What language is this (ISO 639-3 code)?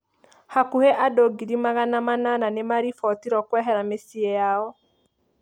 kik